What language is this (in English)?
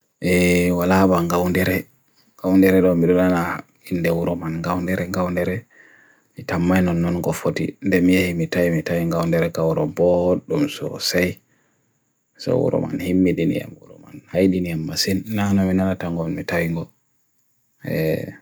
Bagirmi Fulfulde